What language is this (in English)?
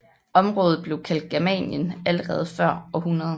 Danish